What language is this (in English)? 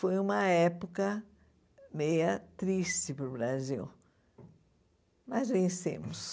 Portuguese